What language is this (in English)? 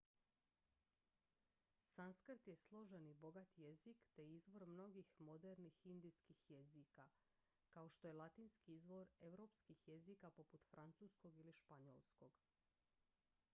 Croatian